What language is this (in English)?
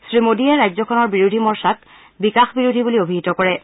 Assamese